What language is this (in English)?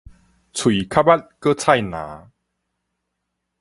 Min Nan Chinese